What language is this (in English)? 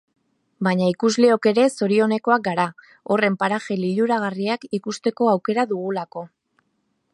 Basque